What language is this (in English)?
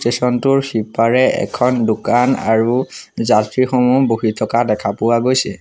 Assamese